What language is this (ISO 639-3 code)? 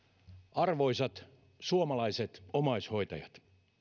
fin